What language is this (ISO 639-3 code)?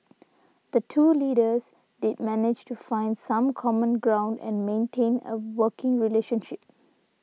eng